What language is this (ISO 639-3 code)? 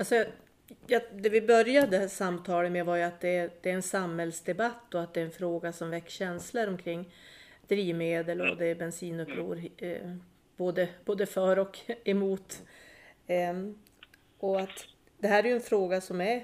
swe